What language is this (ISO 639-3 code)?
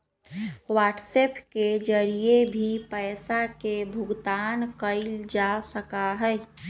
mag